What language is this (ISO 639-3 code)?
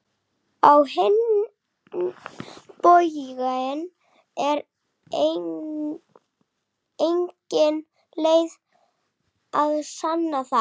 isl